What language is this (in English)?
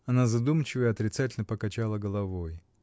Russian